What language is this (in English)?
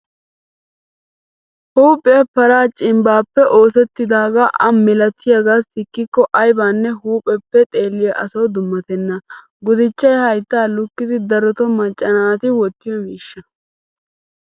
Wolaytta